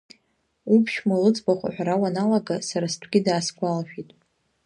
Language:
Abkhazian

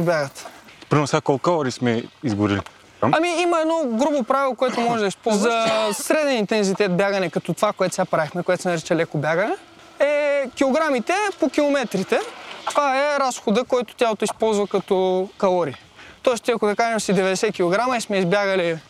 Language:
Bulgarian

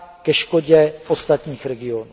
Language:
Czech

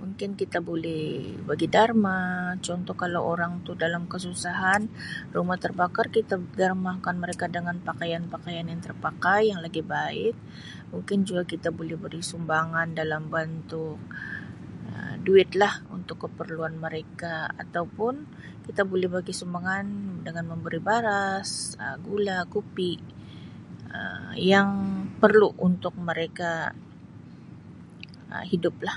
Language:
Sabah Malay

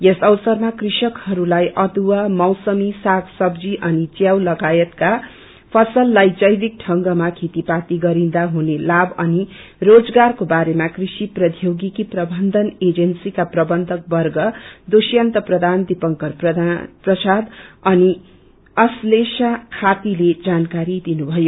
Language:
Nepali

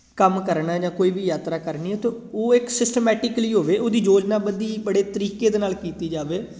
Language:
Punjabi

